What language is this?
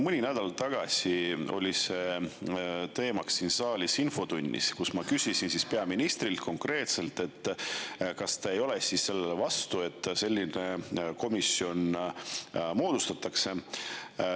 Estonian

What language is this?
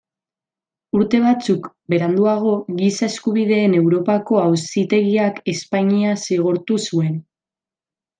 Basque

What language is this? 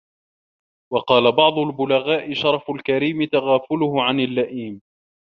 Arabic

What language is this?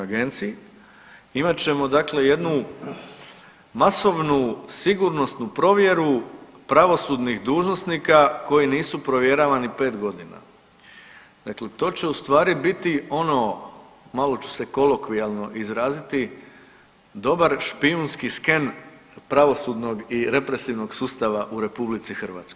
Croatian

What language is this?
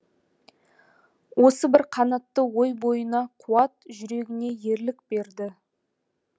Kazakh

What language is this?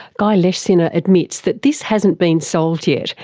English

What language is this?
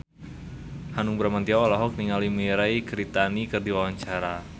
Sundanese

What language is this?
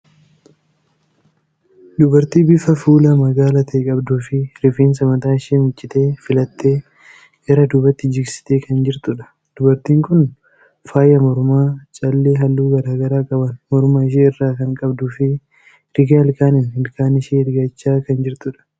Oromo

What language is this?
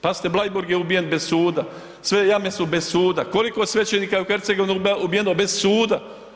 Croatian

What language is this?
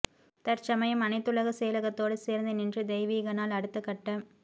Tamil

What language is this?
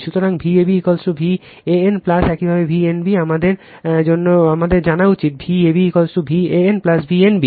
Bangla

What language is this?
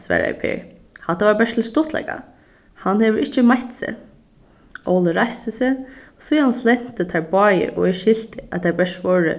Faroese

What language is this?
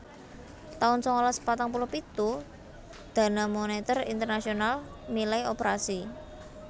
Javanese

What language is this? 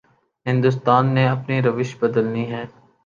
Urdu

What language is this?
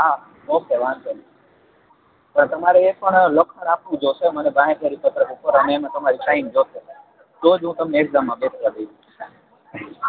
Gujarati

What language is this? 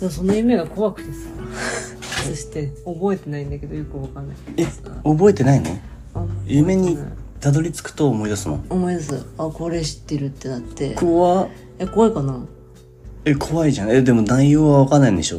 Japanese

